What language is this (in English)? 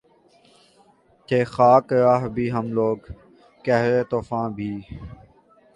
Urdu